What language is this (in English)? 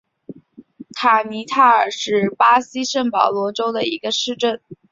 Chinese